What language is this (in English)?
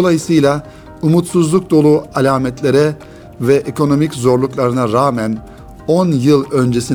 Turkish